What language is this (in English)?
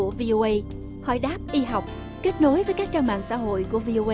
Vietnamese